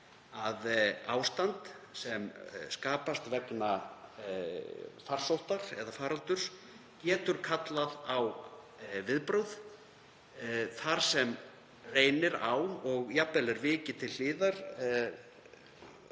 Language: Icelandic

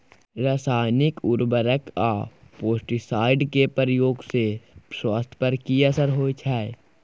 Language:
Maithili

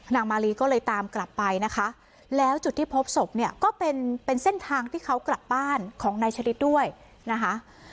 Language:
Thai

